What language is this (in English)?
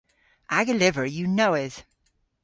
Cornish